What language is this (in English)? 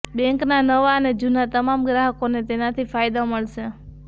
Gujarati